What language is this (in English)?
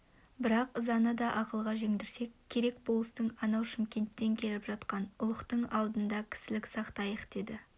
Kazakh